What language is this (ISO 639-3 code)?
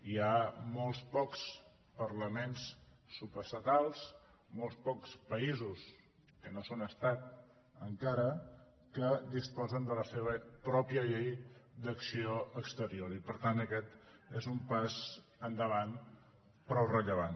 cat